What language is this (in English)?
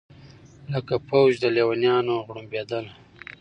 Pashto